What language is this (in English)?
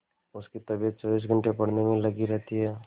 Hindi